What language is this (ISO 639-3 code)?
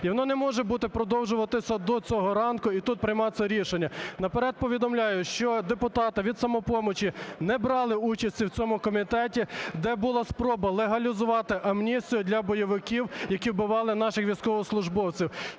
ukr